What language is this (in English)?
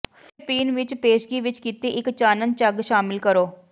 Punjabi